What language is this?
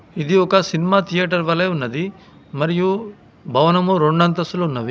Telugu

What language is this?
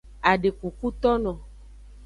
Aja (Benin)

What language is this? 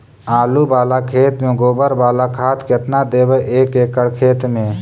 Magahi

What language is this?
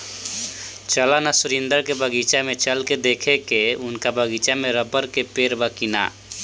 Bhojpuri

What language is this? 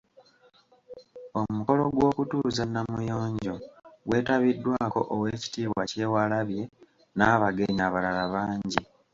Ganda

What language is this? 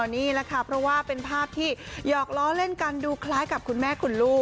Thai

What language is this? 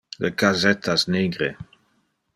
Interlingua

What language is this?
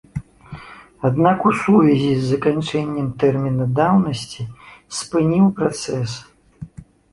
Belarusian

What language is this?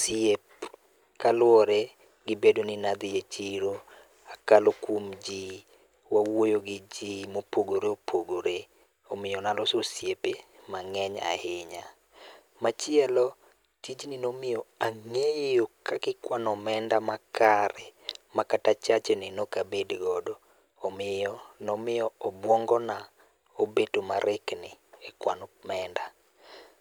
Luo (Kenya and Tanzania)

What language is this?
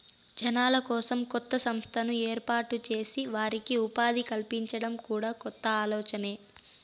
Telugu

